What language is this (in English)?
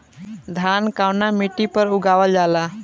Bhojpuri